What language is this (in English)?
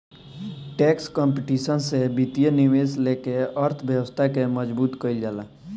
Bhojpuri